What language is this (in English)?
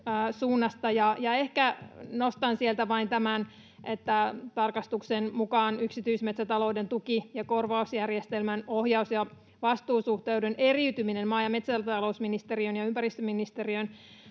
Finnish